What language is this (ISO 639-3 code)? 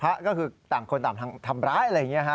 tha